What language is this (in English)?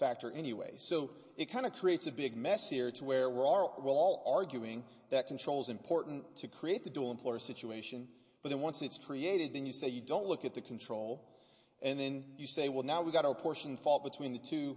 English